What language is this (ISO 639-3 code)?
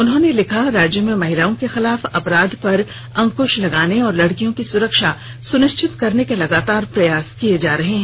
hin